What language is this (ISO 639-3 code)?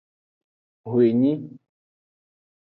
ajg